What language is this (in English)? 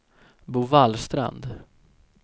Swedish